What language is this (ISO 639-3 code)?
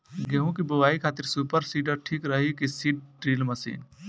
bho